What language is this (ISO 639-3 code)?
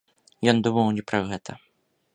bel